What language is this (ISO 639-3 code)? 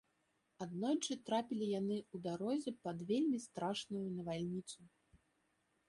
bel